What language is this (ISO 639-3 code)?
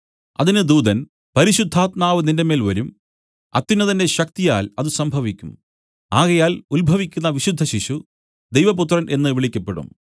mal